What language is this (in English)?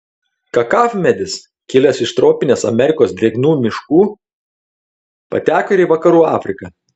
Lithuanian